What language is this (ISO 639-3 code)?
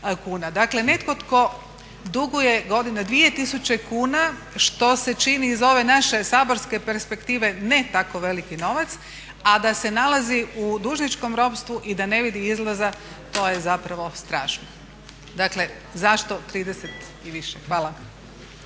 hrv